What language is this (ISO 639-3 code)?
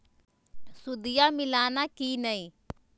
mag